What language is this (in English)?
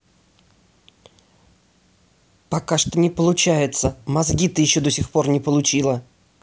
Russian